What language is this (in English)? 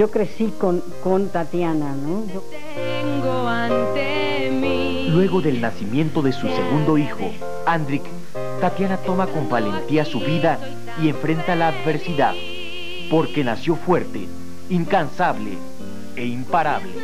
Spanish